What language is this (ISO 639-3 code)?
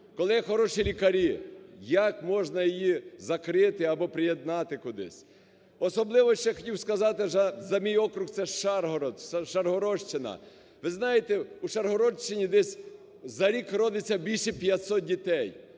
ukr